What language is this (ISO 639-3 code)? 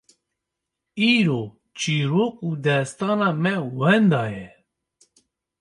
kur